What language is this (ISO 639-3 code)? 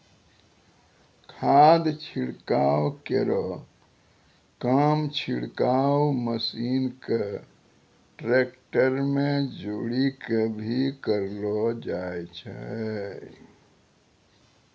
mai